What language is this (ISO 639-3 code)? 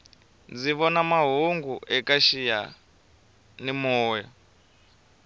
tso